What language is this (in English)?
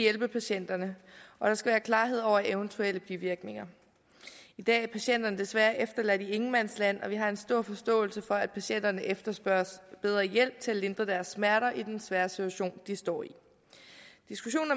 Danish